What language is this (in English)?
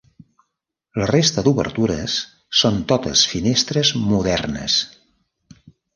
Catalan